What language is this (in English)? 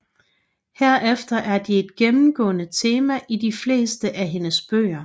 Danish